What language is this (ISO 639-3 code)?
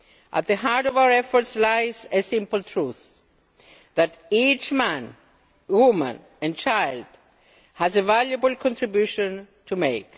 eng